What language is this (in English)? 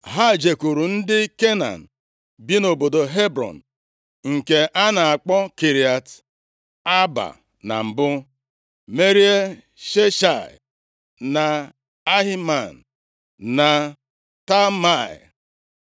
Igbo